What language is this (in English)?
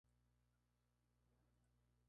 Spanish